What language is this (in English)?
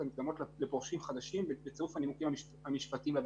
Hebrew